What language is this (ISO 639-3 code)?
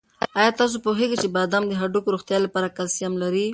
pus